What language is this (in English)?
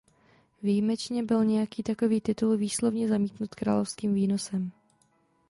Czech